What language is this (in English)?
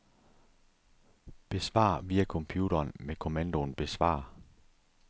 Danish